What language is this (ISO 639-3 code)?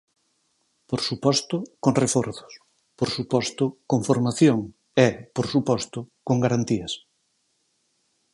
glg